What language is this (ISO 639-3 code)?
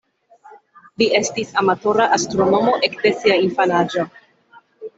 epo